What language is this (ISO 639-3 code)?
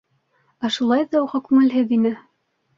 bak